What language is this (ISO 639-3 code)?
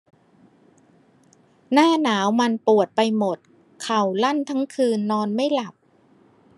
tha